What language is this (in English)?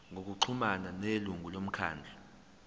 Zulu